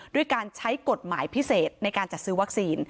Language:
Thai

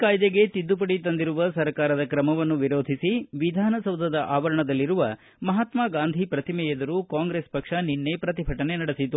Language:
Kannada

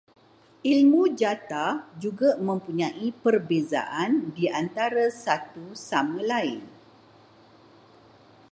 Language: Malay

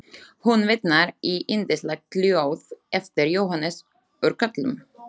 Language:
Icelandic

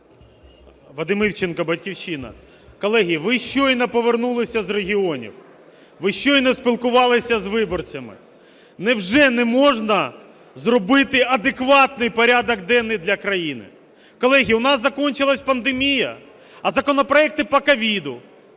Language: Ukrainian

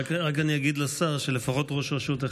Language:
Hebrew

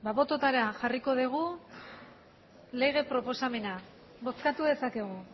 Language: Basque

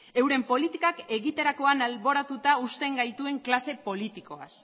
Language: Basque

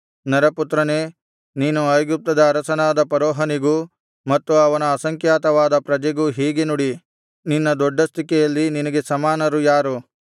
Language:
Kannada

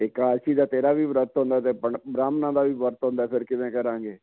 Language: Punjabi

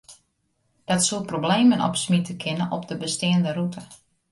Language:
Western Frisian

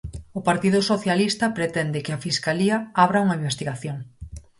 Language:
Galician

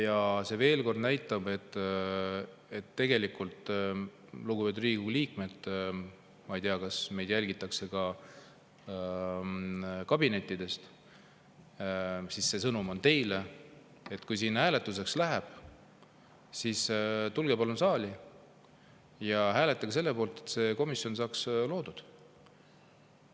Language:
Estonian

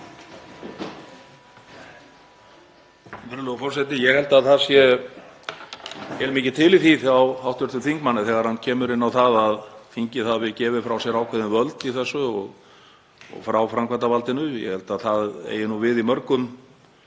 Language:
Icelandic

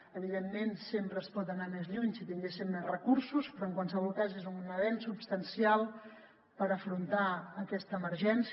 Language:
Catalan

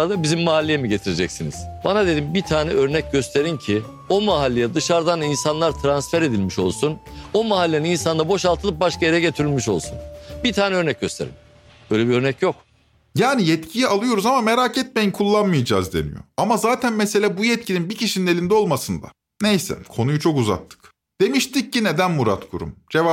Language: Turkish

